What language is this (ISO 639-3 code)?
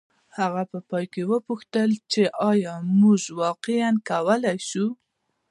pus